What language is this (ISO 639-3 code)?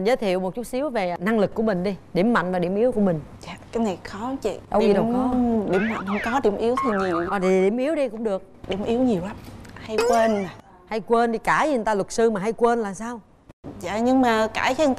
vie